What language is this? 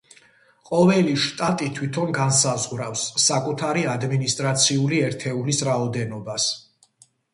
Georgian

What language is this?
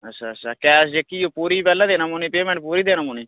Dogri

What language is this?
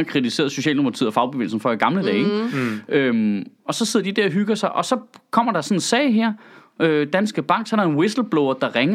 Danish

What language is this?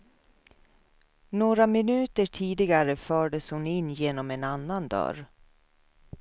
Swedish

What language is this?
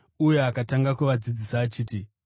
Shona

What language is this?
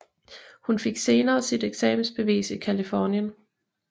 Danish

